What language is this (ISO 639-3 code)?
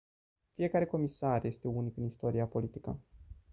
ron